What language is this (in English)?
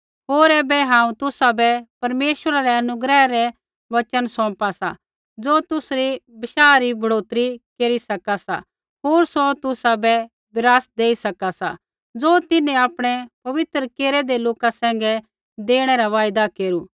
Kullu Pahari